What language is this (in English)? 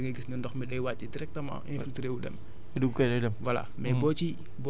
Wolof